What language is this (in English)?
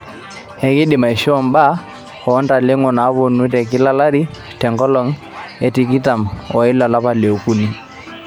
Masai